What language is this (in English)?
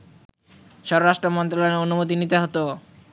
Bangla